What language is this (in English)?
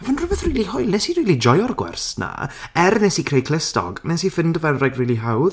Welsh